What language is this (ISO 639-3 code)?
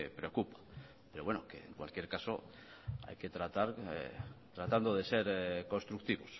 spa